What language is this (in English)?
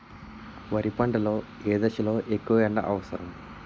Telugu